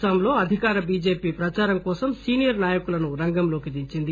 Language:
Telugu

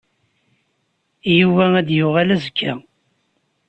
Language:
Kabyle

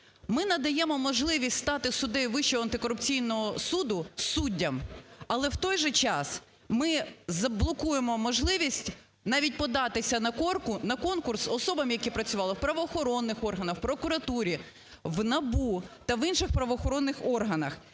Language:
Ukrainian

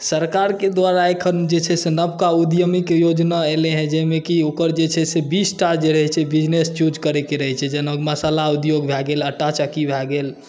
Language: Maithili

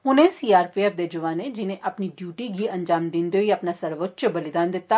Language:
Dogri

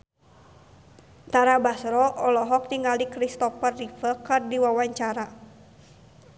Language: Sundanese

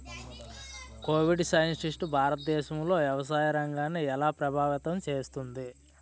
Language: Telugu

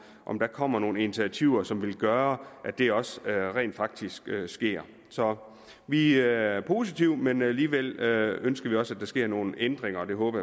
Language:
Danish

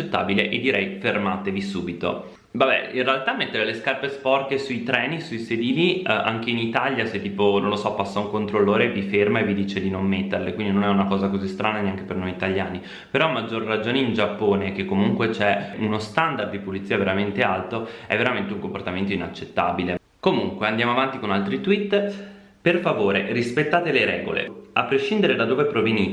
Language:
Italian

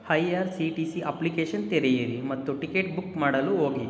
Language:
Kannada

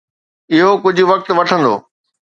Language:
Sindhi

